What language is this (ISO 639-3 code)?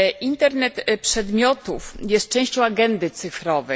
pol